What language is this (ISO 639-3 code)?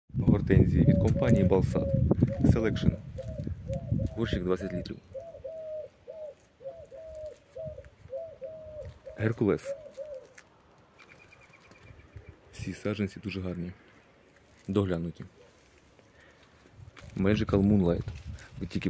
ukr